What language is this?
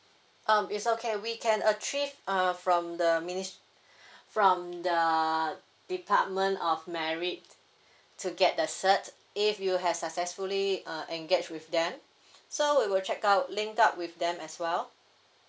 English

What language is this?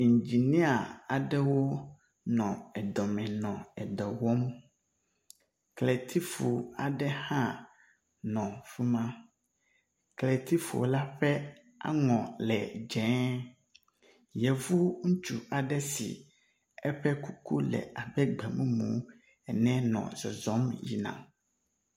Ewe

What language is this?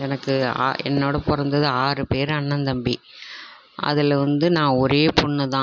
Tamil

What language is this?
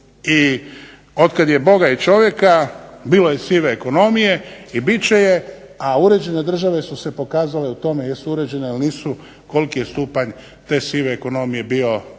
Croatian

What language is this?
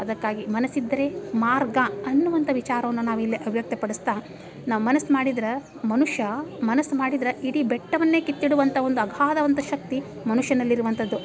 Kannada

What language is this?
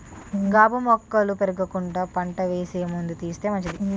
Telugu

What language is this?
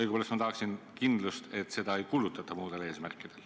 Estonian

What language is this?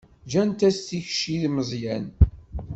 Kabyle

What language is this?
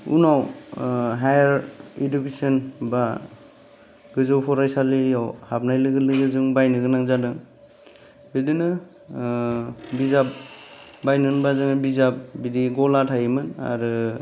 Bodo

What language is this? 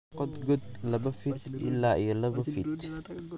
Somali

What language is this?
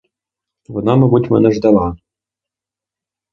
Ukrainian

